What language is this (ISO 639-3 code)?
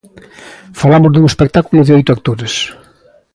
glg